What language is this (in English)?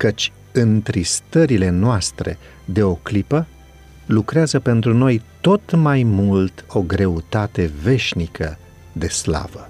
Romanian